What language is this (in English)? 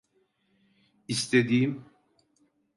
Turkish